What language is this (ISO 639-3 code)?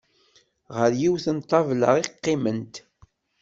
kab